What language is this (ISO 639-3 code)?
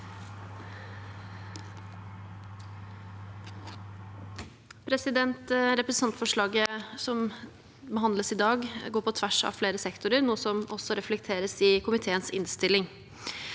nor